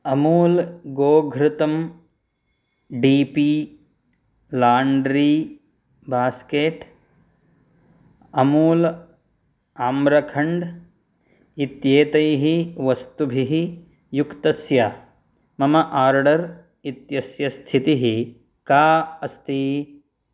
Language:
Sanskrit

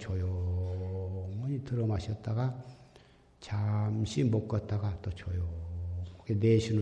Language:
Korean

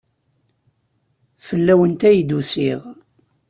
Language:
Kabyle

